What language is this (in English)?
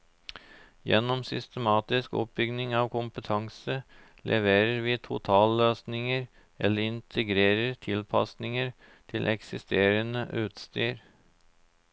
Norwegian